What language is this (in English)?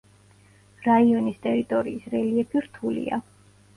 Georgian